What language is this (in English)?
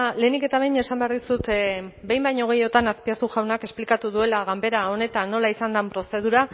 Basque